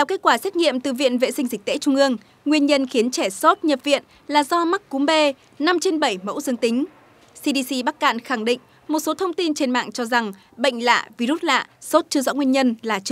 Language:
Vietnamese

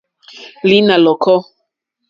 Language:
Mokpwe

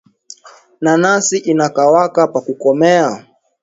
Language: Swahili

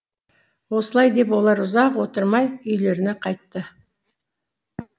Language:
Kazakh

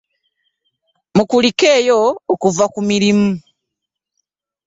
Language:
Ganda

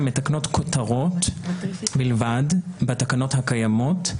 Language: Hebrew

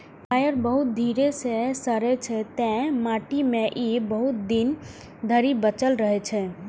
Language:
Maithili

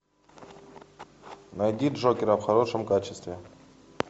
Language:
Russian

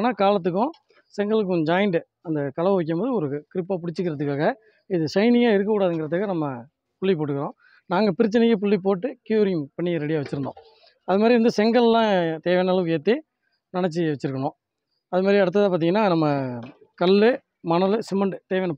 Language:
Tamil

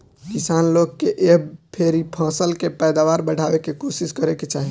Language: Bhojpuri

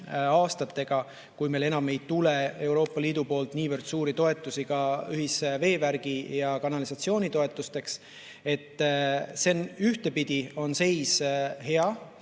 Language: Estonian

